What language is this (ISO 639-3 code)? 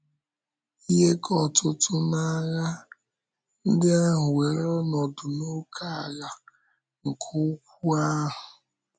ibo